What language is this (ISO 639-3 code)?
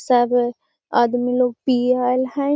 mag